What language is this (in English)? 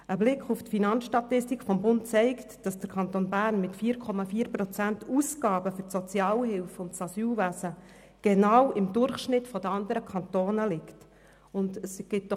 Swiss German